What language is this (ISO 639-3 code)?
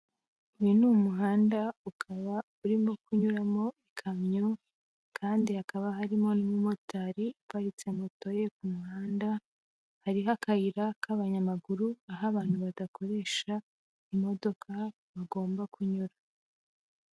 kin